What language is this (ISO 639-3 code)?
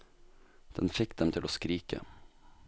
nor